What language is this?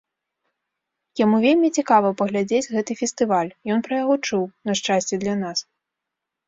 Belarusian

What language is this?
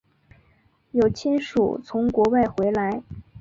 Chinese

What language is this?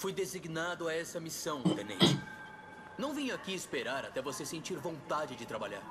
Portuguese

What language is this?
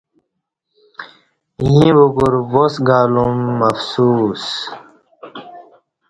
Kati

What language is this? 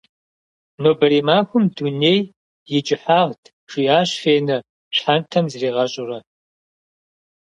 Kabardian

